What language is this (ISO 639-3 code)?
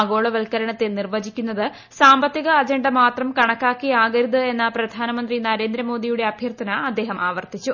mal